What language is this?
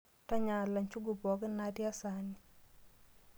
Masai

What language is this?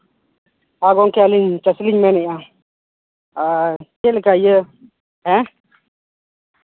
Santali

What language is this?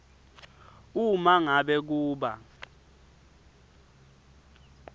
Swati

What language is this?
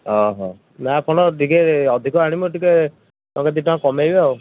Odia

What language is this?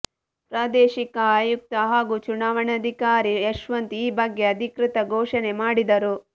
Kannada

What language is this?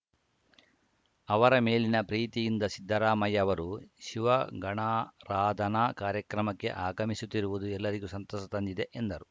Kannada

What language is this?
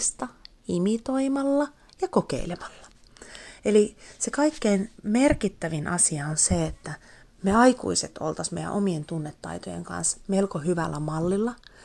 Finnish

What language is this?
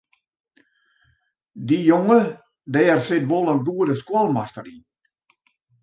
Western Frisian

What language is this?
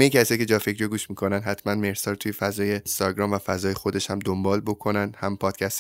Persian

